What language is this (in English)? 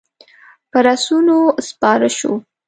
Pashto